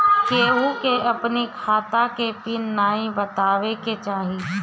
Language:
Bhojpuri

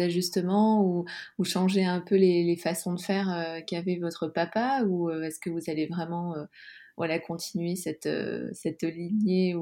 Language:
French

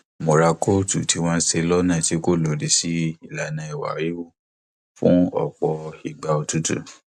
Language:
Yoruba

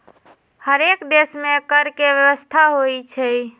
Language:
Magahi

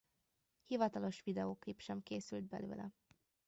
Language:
Hungarian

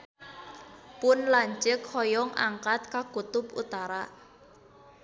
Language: Sundanese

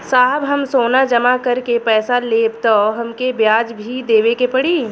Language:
Bhojpuri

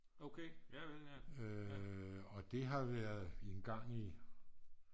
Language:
Danish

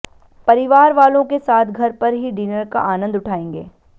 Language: Hindi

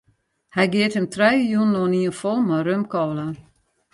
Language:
Western Frisian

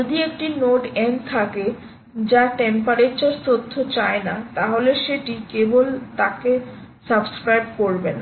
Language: Bangla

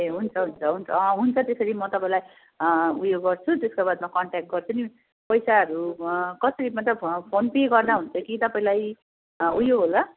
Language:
Nepali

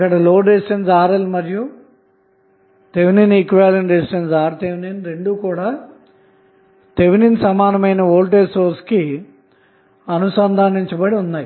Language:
Telugu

